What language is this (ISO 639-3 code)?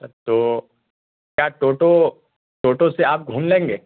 urd